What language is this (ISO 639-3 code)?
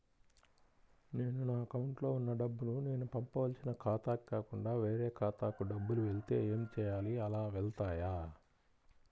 tel